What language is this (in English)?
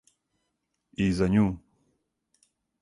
Serbian